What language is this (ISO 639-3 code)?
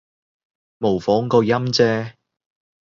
yue